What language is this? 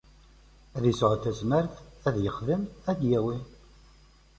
Kabyle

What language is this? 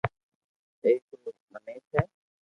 Loarki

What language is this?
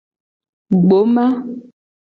Gen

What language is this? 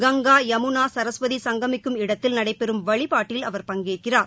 Tamil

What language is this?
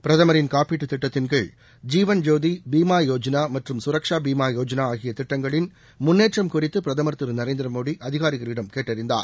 Tamil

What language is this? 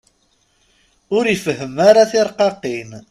Kabyle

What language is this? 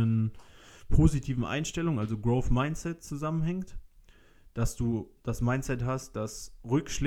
German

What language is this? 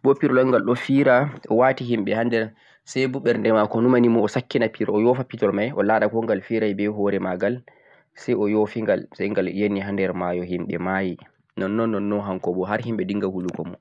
Central-Eastern Niger Fulfulde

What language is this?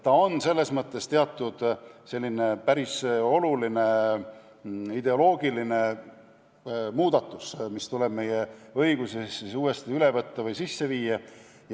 Estonian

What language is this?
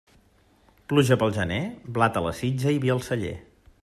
Catalan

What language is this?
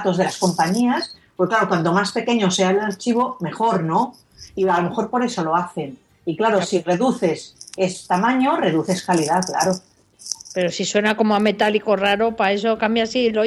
Spanish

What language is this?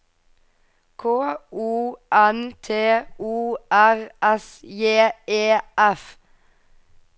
Norwegian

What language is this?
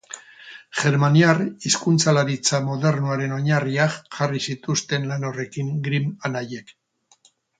Basque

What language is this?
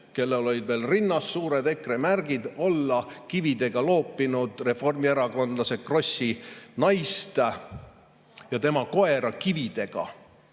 Estonian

